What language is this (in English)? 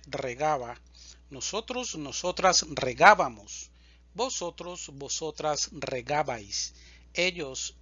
Spanish